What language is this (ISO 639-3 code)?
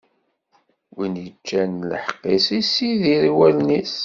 kab